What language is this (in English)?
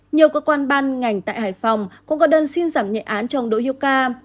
Vietnamese